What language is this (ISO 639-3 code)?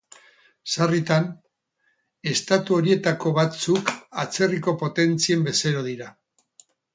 eus